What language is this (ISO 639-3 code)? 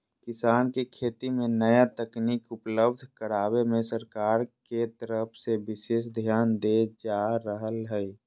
mag